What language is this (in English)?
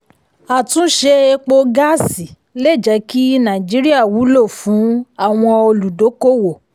Yoruba